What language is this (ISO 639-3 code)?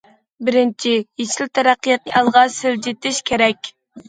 uig